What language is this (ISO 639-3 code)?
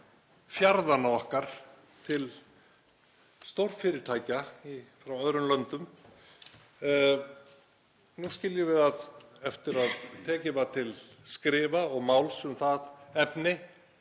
isl